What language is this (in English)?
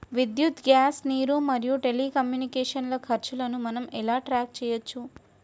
Telugu